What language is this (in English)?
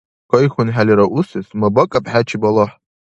Dargwa